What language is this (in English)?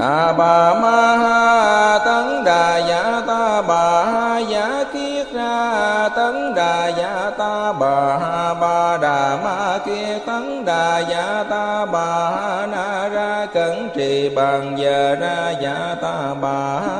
Vietnamese